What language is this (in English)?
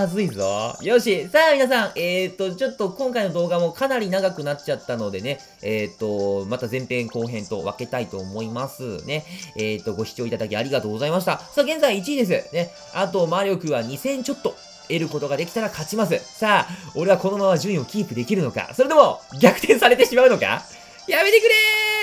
Japanese